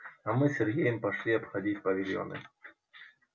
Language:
Russian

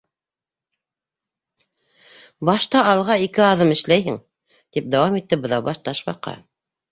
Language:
Bashkir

